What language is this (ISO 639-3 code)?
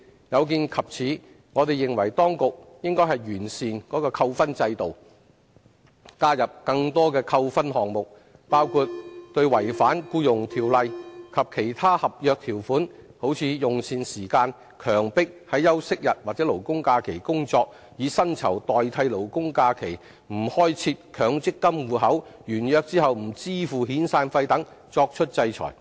yue